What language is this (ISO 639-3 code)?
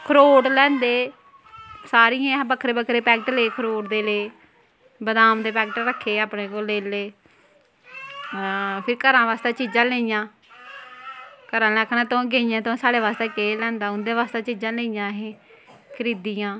doi